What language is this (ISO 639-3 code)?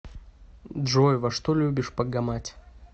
rus